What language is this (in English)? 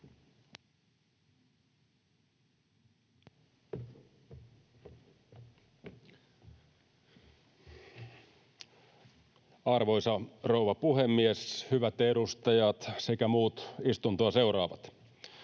Finnish